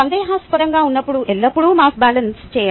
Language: Telugu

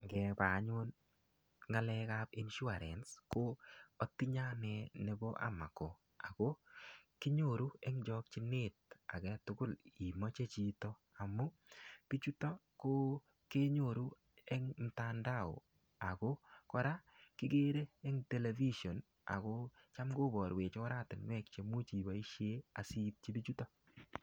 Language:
Kalenjin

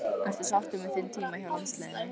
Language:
Icelandic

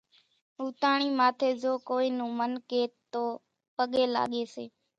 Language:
Kachi Koli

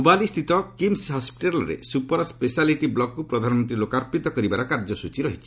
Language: Odia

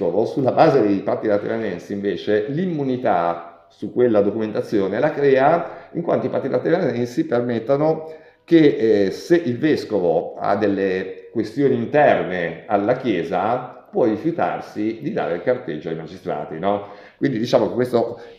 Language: Italian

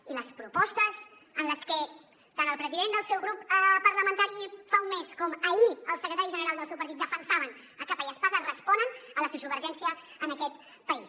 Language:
Catalan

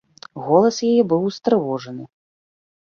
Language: Belarusian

